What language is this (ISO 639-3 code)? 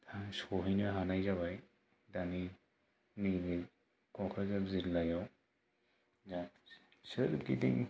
brx